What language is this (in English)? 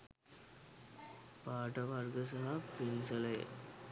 Sinhala